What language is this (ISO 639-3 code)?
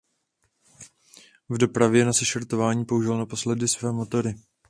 ces